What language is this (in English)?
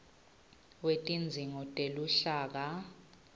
Swati